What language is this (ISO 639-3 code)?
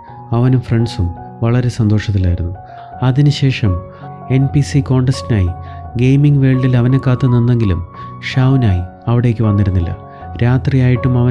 mal